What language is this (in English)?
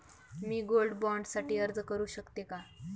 Marathi